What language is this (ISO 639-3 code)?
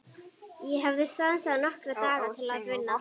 isl